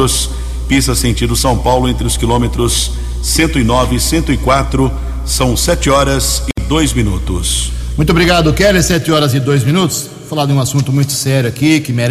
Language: Portuguese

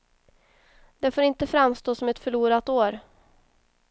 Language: Swedish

